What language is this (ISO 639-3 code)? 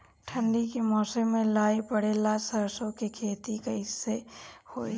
bho